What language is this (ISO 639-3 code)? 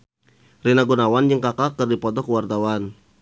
sun